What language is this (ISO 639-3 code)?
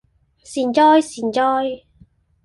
yue